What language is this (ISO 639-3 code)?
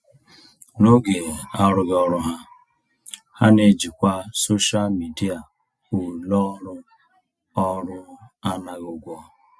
ibo